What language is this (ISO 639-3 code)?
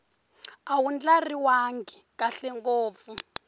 tso